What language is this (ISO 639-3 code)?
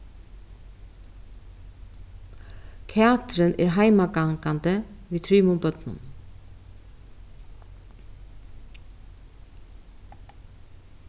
fao